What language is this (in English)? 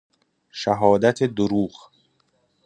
Persian